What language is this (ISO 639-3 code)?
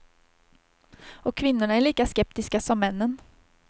swe